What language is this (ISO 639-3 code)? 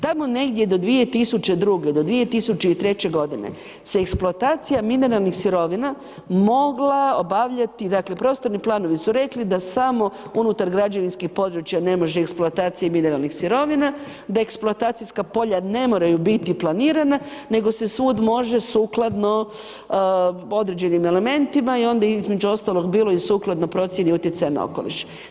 hrv